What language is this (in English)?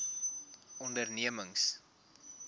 Afrikaans